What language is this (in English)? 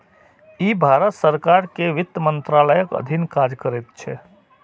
Maithili